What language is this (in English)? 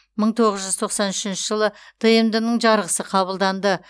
Kazakh